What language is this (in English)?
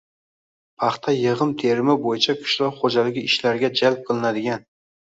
Uzbek